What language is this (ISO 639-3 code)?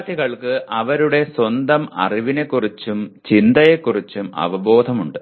mal